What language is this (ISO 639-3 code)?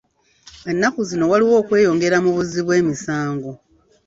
lug